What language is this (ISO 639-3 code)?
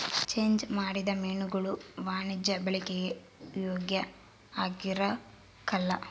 kan